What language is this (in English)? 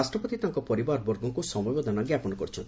Odia